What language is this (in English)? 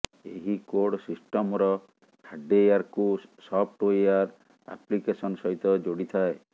Odia